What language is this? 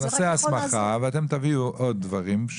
Hebrew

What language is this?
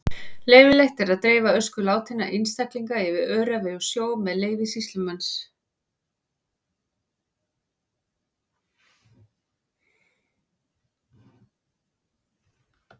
Icelandic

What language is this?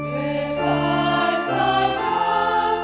Icelandic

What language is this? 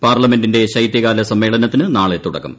Malayalam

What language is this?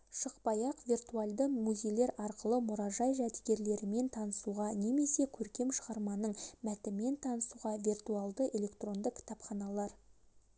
Kazakh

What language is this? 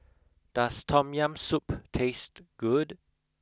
English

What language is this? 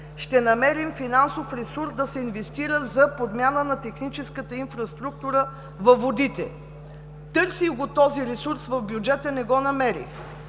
Bulgarian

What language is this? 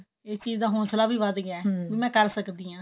Punjabi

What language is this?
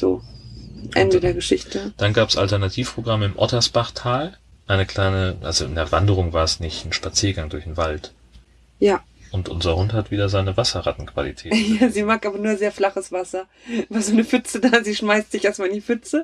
German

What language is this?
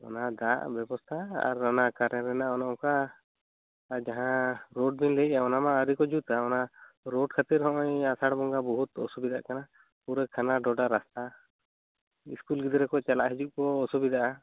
Santali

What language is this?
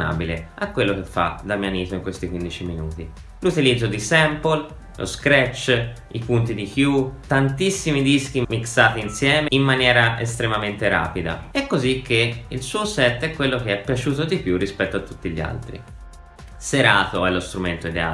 Italian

